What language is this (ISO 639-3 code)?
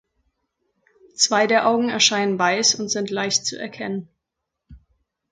deu